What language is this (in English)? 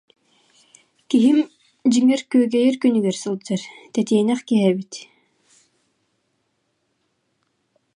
Yakut